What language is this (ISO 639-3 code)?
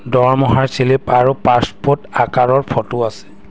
asm